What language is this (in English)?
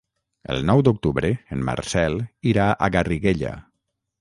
Catalan